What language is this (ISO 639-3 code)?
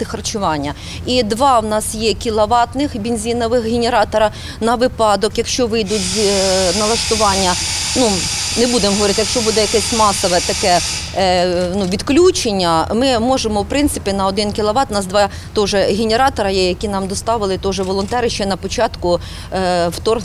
ukr